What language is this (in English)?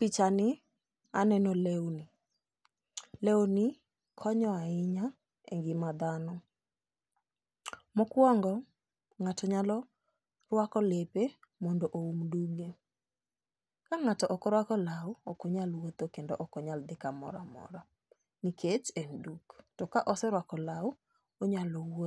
Luo (Kenya and Tanzania)